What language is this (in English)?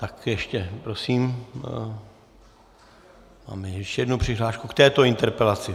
Czech